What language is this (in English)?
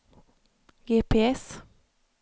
Swedish